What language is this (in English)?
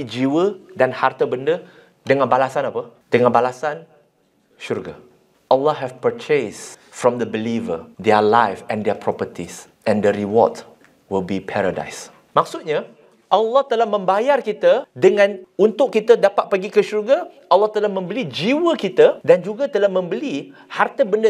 Malay